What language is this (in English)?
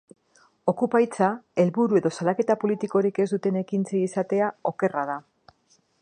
Basque